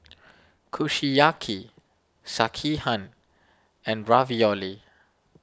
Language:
English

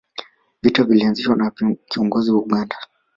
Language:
Swahili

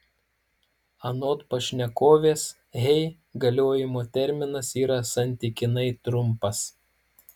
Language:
Lithuanian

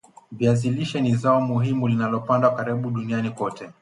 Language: Swahili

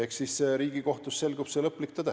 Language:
Estonian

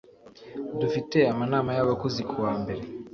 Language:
Kinyarwanda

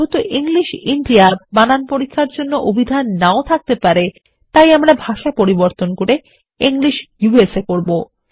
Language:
Bangla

